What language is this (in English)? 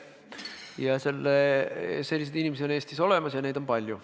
Estonian